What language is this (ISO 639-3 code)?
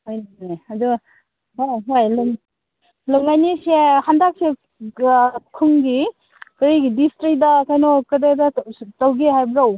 mni